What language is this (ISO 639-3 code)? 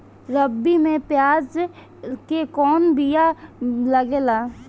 bho